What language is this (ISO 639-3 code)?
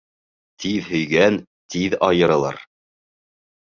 bak